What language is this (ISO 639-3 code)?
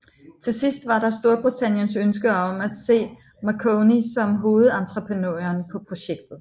dan